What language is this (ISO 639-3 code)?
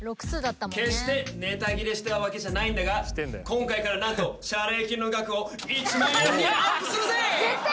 jpn